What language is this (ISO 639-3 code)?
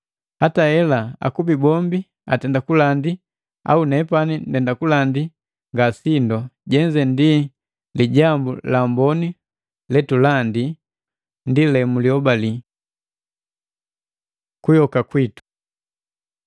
mgv